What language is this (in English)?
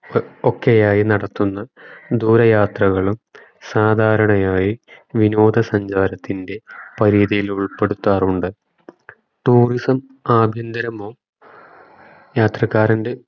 Malayalam